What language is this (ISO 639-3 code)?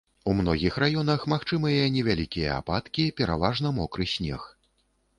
bel